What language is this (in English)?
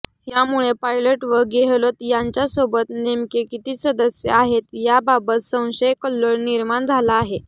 Marathi